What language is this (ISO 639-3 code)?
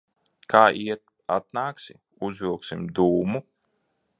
lav